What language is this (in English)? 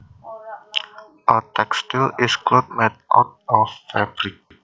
Javanese